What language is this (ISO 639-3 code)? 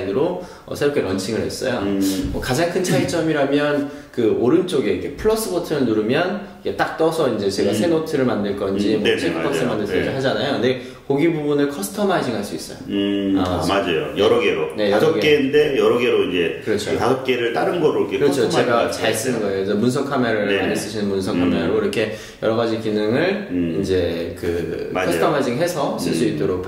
kor